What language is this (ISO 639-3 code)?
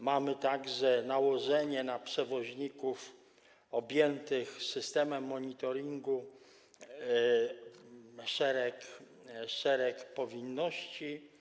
pol